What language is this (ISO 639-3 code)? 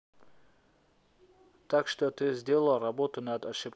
rus